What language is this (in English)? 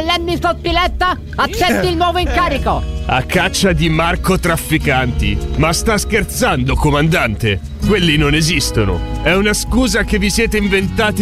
Italian